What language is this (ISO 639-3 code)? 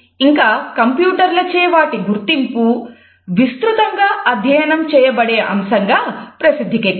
tel